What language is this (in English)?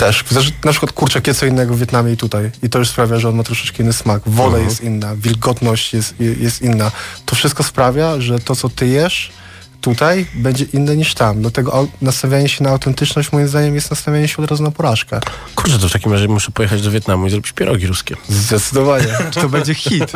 Polish